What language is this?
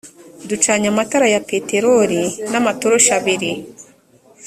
Kinyarwanda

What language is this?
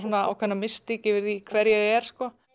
Icelandic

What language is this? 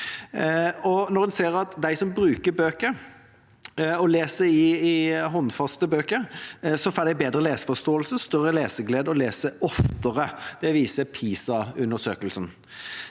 Norwegian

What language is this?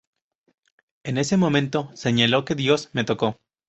Spanish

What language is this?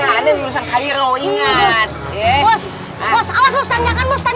Indonesian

